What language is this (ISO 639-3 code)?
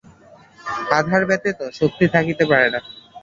ben